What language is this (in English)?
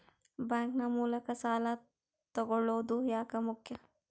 Kannada